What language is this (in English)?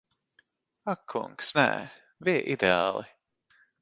Latvian